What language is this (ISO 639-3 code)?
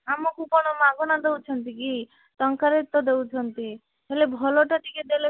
ori